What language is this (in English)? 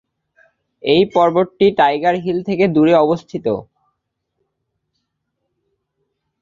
Bangla